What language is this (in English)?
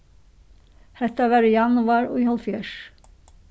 Faroese